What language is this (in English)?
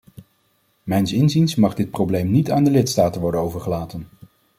Dutch